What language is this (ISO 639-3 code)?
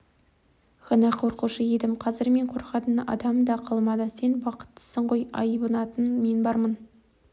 kaz